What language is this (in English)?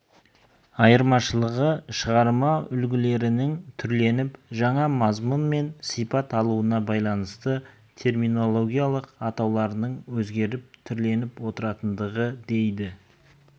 Kazakh